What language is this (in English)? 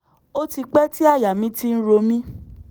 Yoruba